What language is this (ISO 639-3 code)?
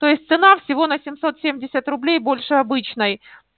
rus